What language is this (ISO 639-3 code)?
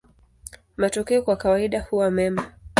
swa